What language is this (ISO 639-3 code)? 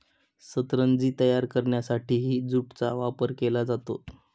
mar